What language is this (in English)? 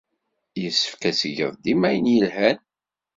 Kabyle